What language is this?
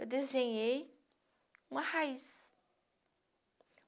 Portuguese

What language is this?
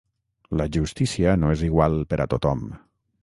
Catalan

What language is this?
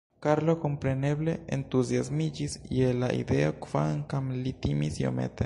Esperanto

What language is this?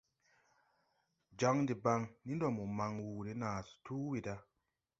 Tupuri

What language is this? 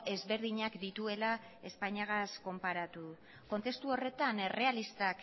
Basque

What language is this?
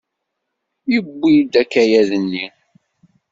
Kabyle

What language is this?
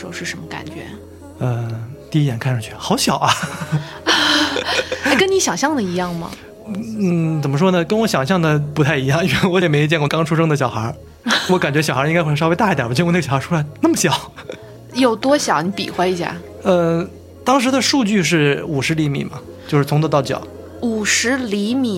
Chinese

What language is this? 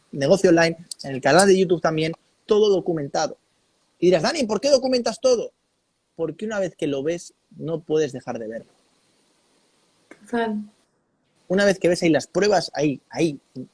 Spanish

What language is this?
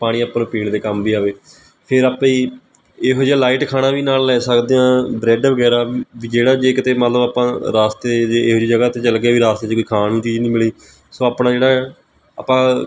Punjabi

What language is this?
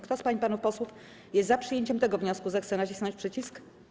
Polish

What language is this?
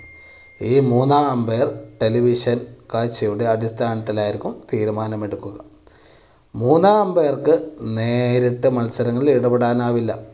Malayalam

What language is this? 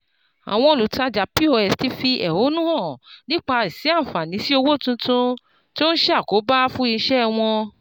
Yoruba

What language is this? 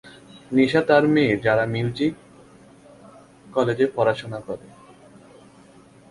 Bangla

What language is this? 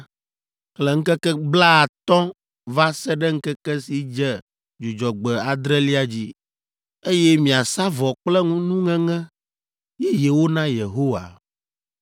Ewe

